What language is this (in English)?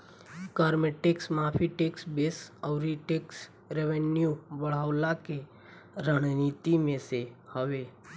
Bhojpuri